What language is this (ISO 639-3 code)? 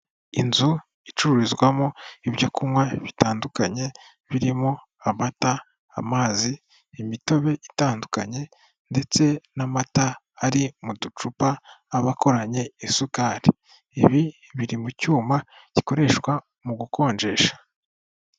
kin